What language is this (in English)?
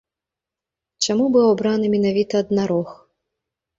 Belarusian